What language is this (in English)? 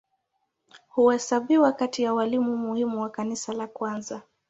Swahili